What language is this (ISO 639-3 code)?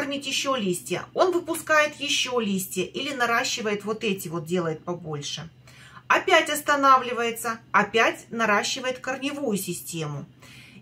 rus